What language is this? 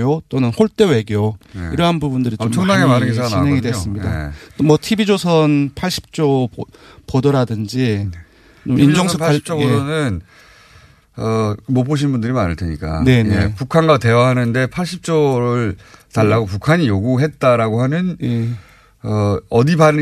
Korean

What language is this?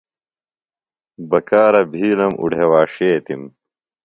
Phalura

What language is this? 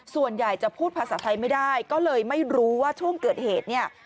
Thai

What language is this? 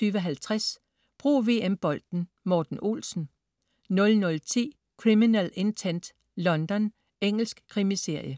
Danish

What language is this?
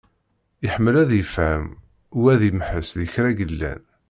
Kabyle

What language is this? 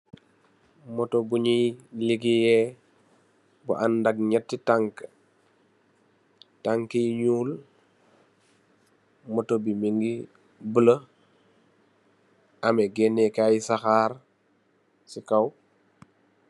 Wolof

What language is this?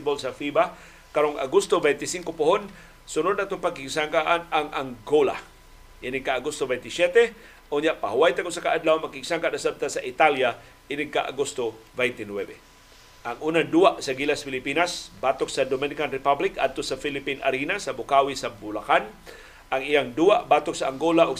Filipino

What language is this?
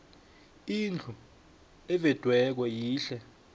South Ndebele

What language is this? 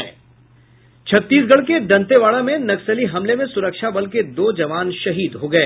Hindi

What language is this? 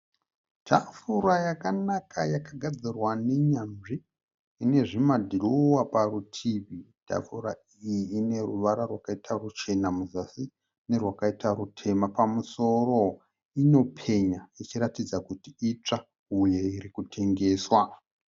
Shona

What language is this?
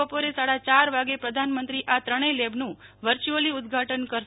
Gujarati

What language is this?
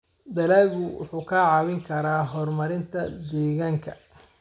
Somali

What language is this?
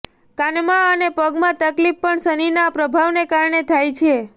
Gujarati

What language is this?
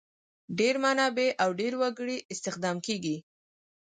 Pashto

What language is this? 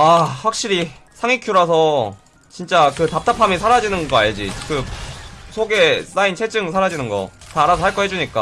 Korean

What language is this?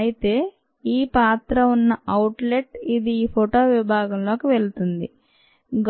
Telugu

